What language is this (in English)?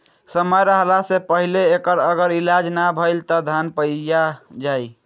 Bhojpuri